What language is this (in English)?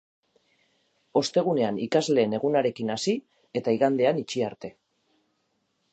Basque